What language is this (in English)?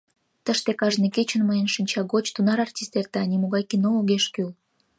Mari